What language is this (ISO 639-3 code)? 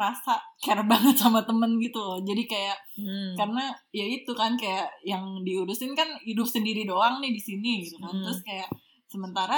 ind